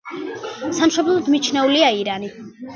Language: Georgian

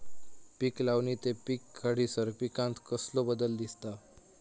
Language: Marathi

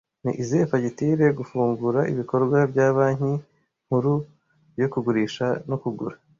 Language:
Kinyarwanda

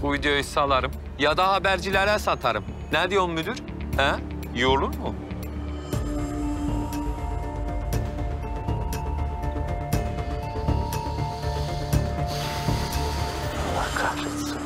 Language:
Turkish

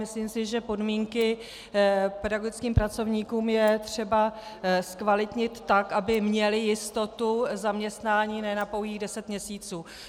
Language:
Czech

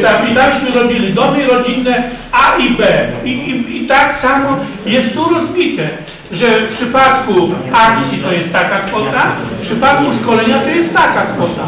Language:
Polish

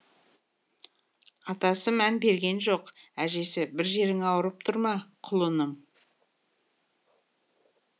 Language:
Kazakh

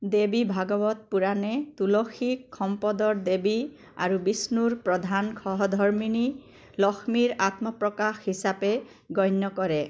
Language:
Assamese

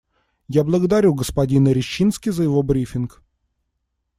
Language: Russian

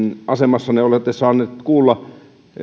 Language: Finnish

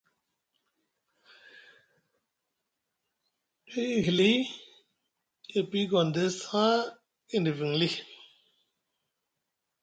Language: Musgu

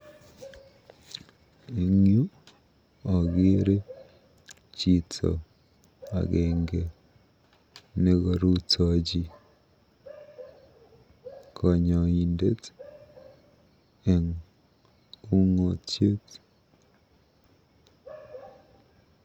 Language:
Kalenjin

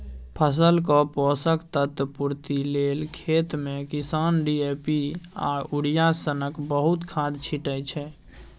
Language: Maithili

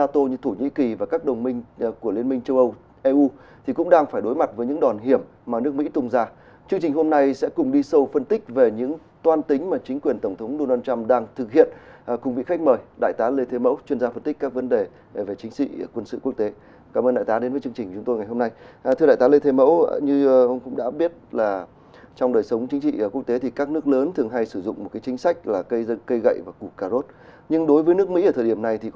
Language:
Vietnamese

